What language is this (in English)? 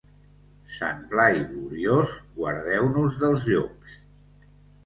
Catalan